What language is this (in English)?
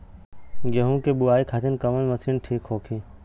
Bhojpuri